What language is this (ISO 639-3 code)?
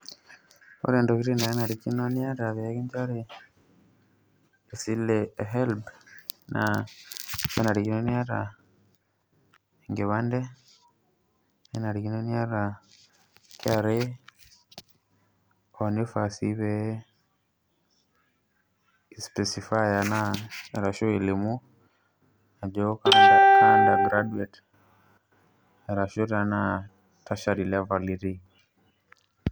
mas